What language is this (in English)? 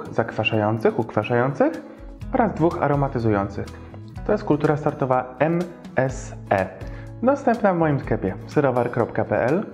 Polish